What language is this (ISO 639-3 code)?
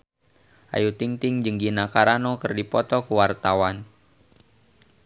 sun